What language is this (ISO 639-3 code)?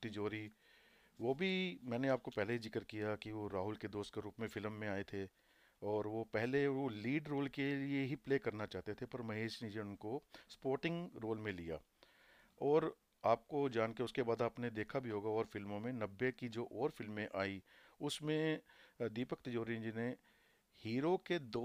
hin